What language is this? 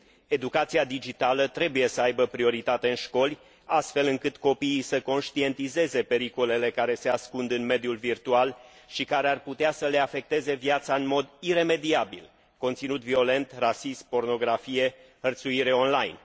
Romanian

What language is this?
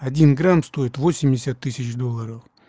Russian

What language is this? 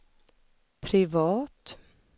Swedish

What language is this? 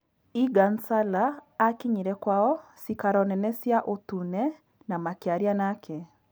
Kikuyu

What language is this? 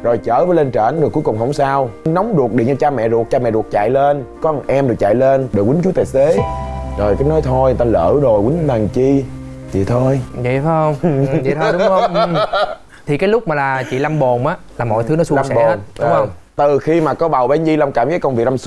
Vietnamese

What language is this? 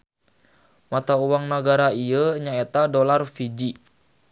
Sundanese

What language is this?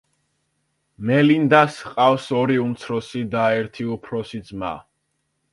Georgian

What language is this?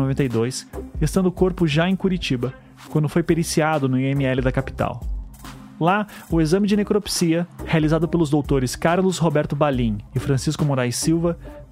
Portuguese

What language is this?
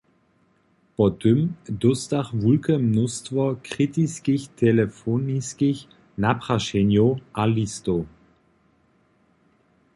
Upper Sorbian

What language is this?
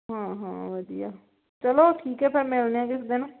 Punjabi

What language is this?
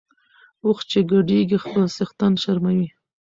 Pashto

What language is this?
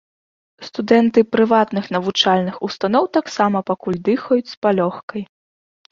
Belarusian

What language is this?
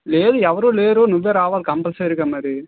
Telugu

